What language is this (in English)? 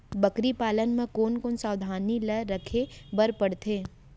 Chhattisgarhi